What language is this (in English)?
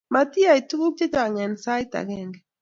Kalenjin